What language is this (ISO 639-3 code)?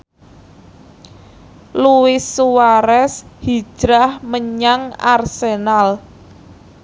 jav